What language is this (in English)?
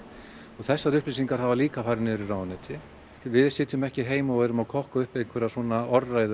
Icelandic